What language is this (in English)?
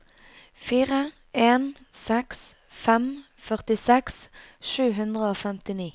Norwegian